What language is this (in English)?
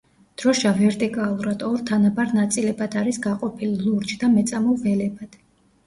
Georgian